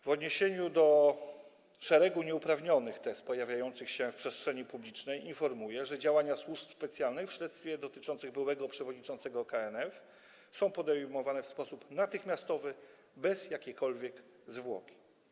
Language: Polish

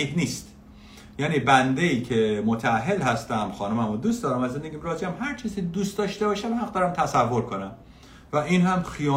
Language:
Persian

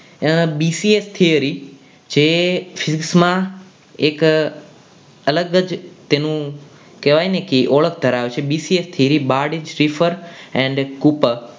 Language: Gujarati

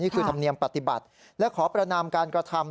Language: Thai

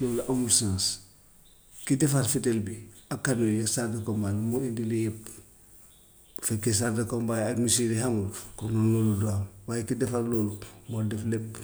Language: Gambian Wolof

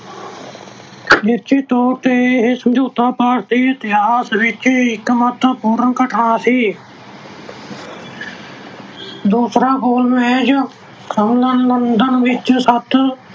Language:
Punjabi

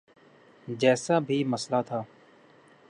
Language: Urdu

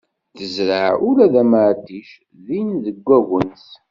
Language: Kabyle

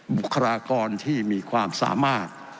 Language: Thai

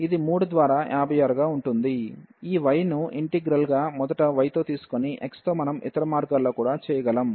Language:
Telugu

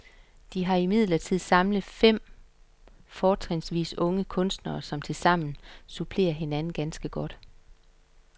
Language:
Danish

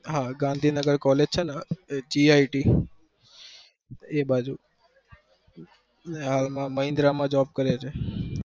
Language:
Gujarati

